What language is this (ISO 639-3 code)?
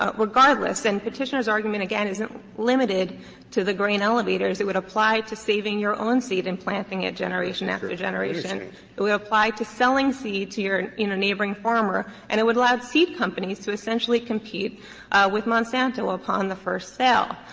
eng